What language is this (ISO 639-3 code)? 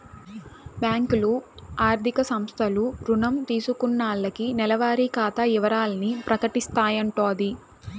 tel